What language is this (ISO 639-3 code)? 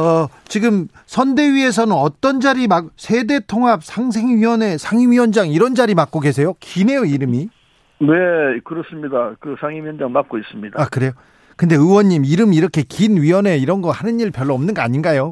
kor